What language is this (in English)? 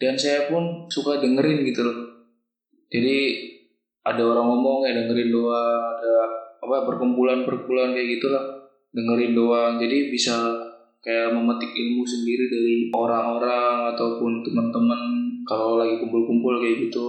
Indonesian